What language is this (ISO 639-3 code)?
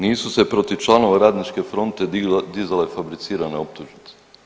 hrv